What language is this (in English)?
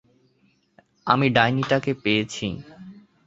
Bangla